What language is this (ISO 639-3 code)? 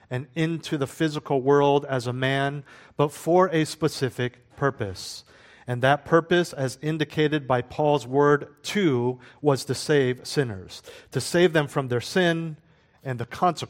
eng